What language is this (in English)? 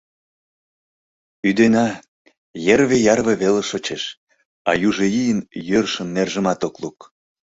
Mari